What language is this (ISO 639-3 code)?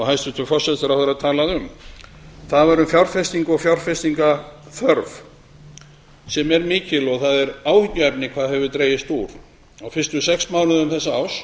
isl